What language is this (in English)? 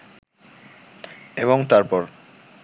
Bangla